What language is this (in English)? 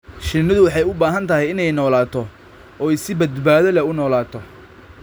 Somali